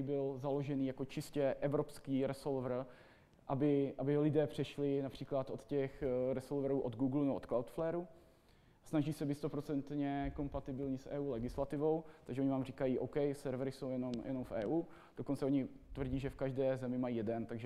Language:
Czech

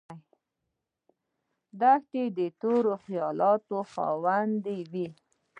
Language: Pashto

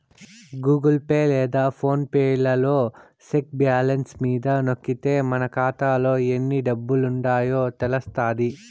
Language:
Telugu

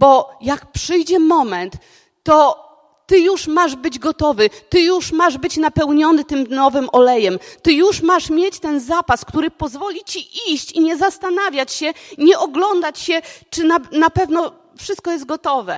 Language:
Polish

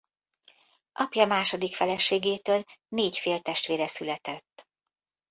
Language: Hungarian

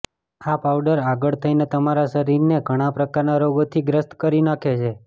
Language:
Gujarati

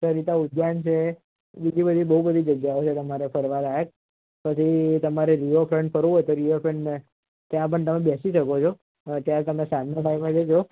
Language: Gujarati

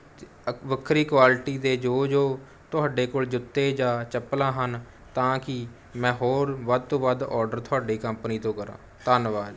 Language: Punjabi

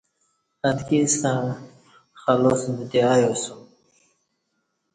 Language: Kati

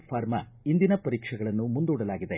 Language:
Kannada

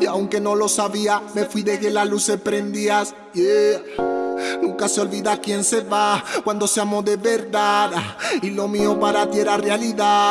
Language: Spanish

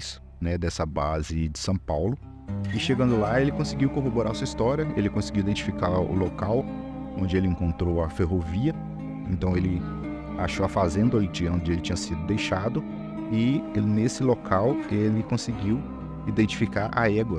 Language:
Portuguese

